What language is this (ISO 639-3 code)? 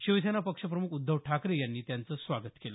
mar